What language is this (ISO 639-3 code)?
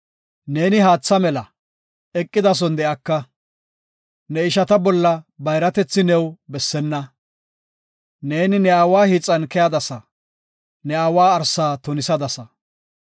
gof